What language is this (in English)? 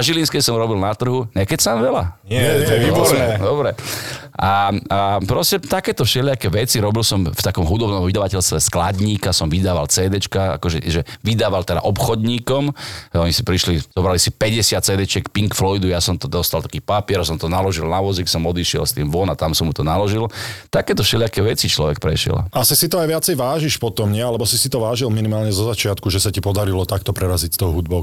Slovak